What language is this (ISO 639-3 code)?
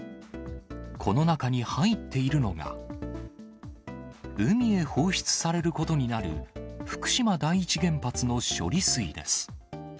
jpn